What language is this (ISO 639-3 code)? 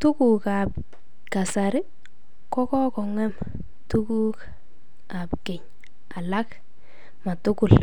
kln